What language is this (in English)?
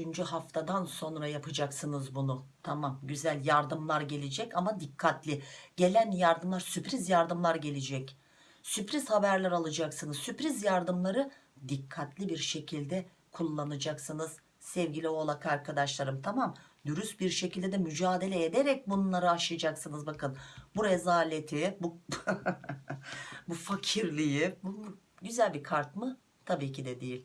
Turkish